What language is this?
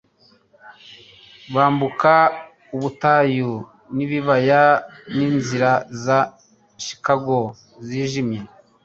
Kinyarwanda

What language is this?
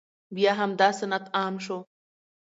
Pashto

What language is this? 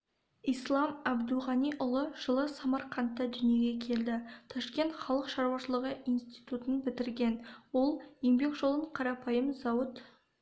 Kazakh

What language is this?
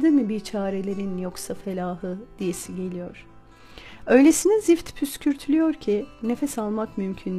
Turkish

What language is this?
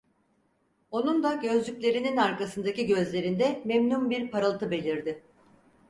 Turkish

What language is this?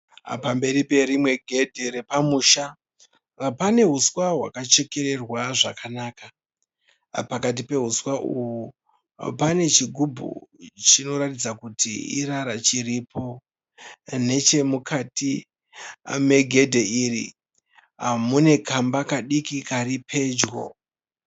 Shona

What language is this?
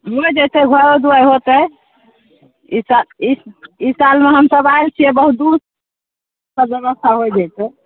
Maithili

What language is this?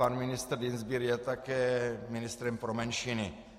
Czech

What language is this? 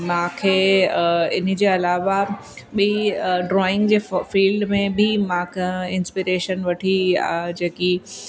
Sindhi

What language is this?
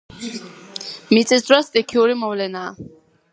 Georgian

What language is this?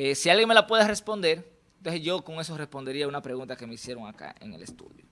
Spanish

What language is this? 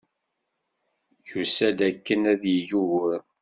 Kabyle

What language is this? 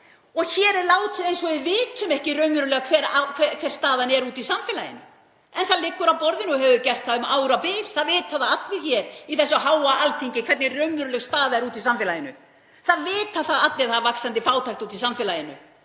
Icelandic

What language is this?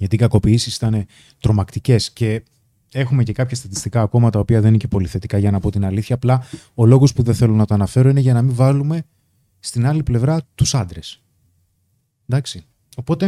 Greek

